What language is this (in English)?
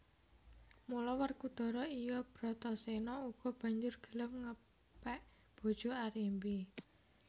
Javanese